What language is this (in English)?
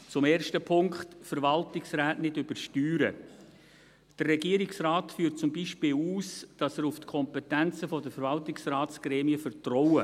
Swiss German